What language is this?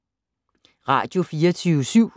Danish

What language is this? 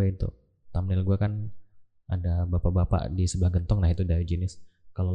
Indonesian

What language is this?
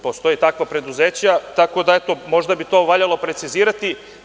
Serbian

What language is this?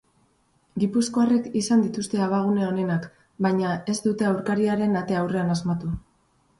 Basque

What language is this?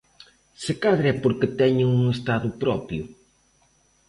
Galician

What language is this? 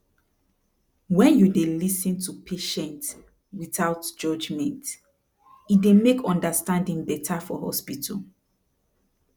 Nigerian Pidgin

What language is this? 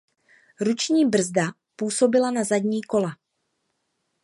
Czech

